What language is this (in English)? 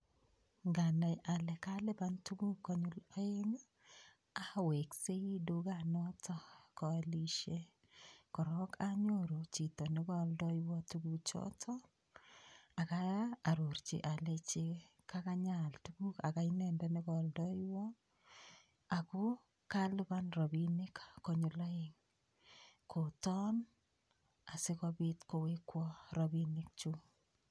Kalenjin